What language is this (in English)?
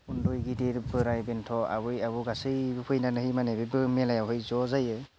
Bodo